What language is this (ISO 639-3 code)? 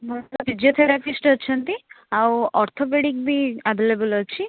ori